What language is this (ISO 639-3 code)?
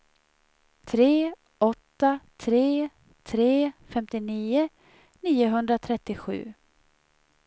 swe